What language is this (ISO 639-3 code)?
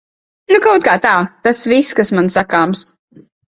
lav